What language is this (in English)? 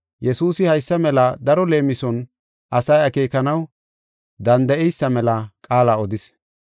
Gofa